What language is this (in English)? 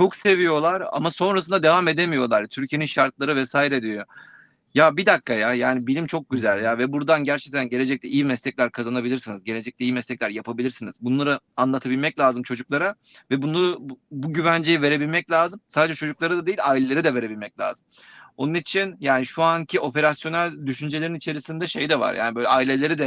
Turkish